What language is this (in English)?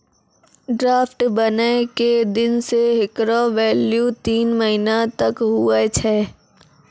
Maithili